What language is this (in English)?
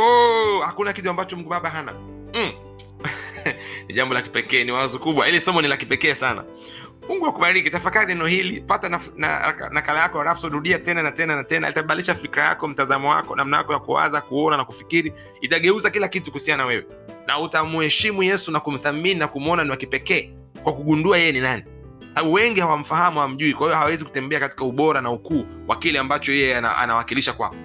Swahili